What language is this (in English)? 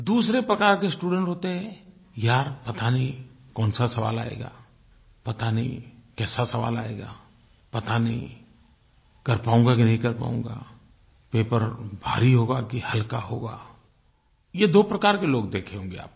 Hindi